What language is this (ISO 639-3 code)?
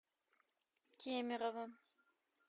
rus